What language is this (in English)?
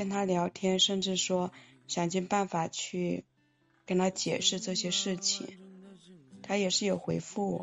Chinese